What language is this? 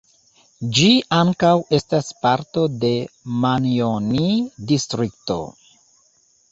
Esperanto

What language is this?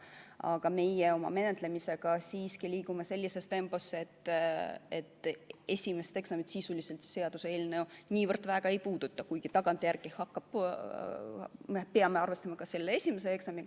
Estonian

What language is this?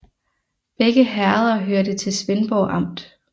Danish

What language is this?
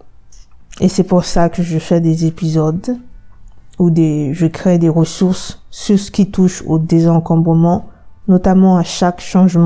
French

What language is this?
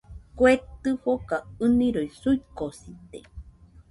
Nüpode Huitoto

